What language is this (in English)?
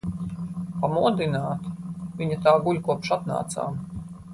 Latvian